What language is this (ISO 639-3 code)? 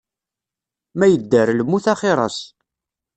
kab